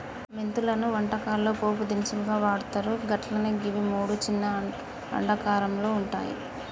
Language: Telugu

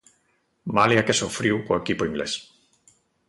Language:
Galician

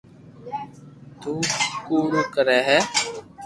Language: Loarki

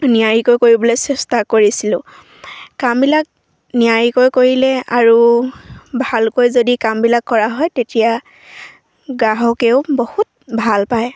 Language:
Assamese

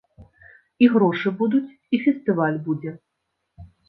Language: Belarusian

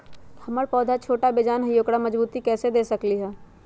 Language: Magahi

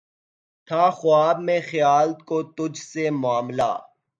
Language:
Urdu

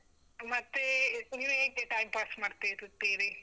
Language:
Kannada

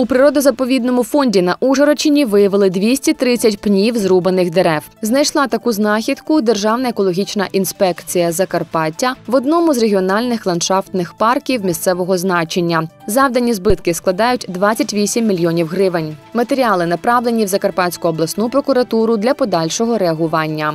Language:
Ukrainian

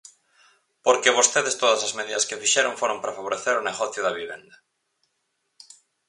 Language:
Galician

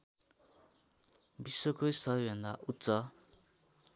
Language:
Nepali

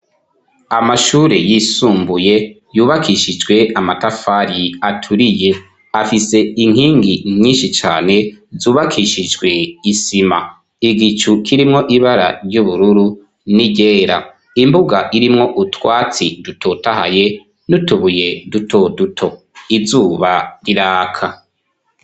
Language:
Rundi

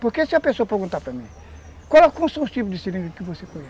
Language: Portuguese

